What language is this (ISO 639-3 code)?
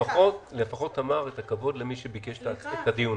heb